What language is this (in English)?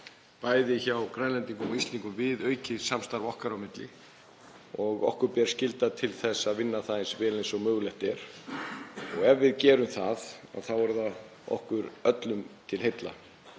Icelandic